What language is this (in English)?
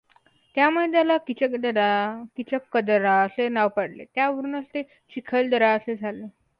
Marathi